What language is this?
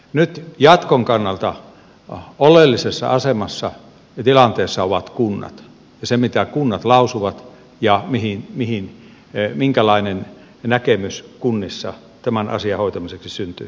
Finnish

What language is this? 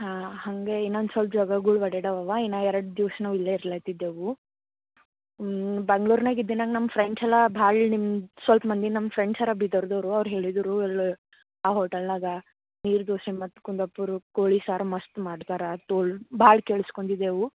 Kannada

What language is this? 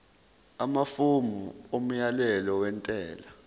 Zulu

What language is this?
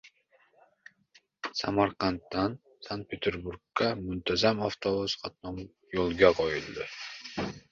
Uzbek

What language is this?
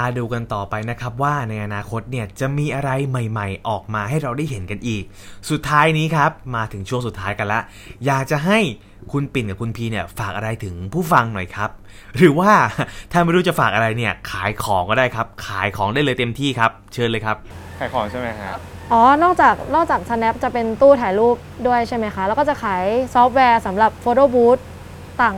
Thai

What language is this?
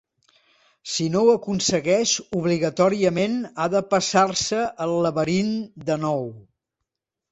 Catalan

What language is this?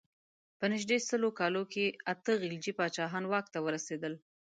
Pashto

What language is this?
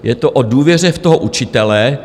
Czech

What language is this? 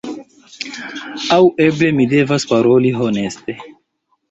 Esperanto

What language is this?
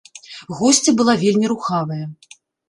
Belarusian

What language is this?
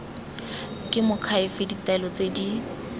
Tswana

